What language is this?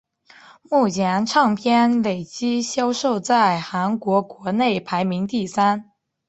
Chinese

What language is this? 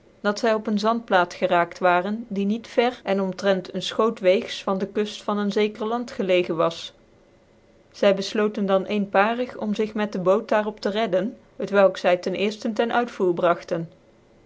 Dutch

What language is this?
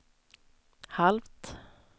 Swedish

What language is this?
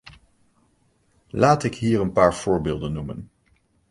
Dutch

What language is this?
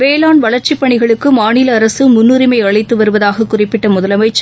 Tamil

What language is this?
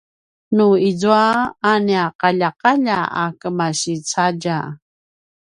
Paiwan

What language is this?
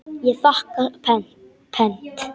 Icelandic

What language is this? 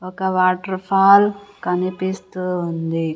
Telugu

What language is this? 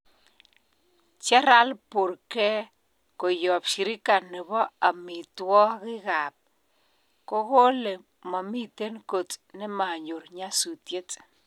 Kalenjin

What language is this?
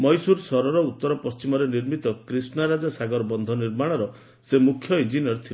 Odia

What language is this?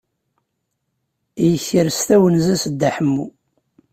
Kabyle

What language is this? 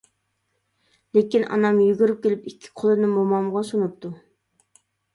Uyghur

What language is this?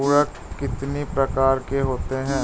Hindi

